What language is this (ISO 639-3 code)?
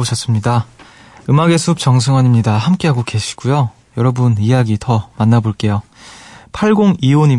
kor